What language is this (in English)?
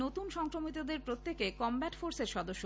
Bangla